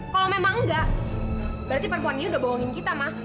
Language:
Indonesian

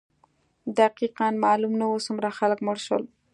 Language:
Pashto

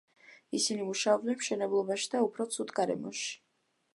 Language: Georgian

